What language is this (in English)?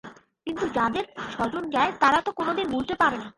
Bangla